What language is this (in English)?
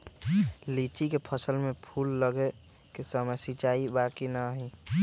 Magahi